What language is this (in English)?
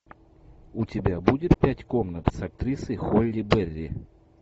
Russian